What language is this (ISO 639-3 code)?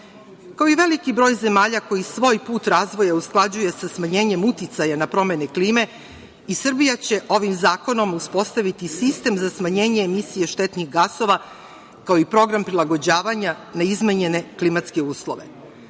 srp